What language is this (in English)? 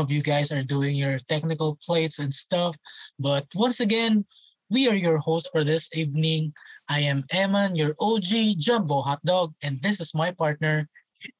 Filipino